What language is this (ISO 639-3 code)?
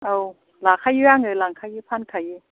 brx